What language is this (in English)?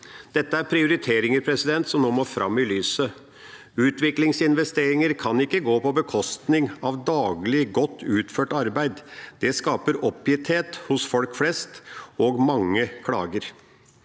Norwegian